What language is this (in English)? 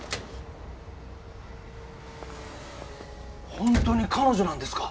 Japanese